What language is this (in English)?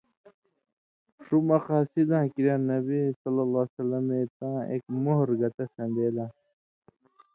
Indus Kohistani